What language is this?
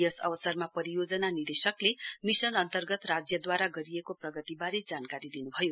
Nepali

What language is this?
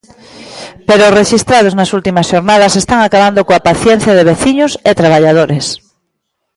Galician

